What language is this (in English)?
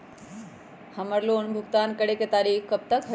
Magahi